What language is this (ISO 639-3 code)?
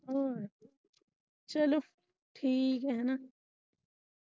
pan